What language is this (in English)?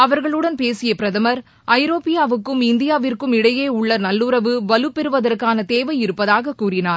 Tamil